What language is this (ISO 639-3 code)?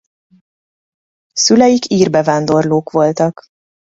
hun